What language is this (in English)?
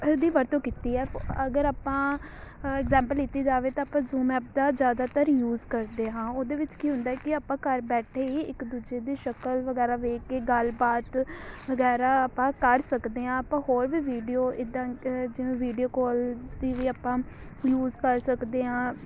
Punjabi